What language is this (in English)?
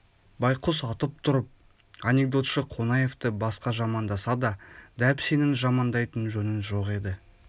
Kazakh